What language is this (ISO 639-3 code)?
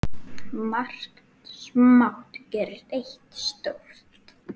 isl